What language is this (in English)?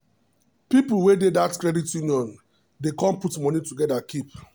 Nigerian Pidgin